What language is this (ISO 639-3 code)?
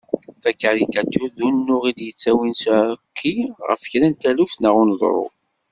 kab